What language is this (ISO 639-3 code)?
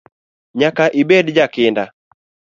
luo